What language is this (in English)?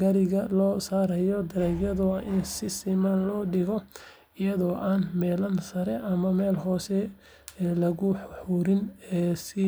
Somali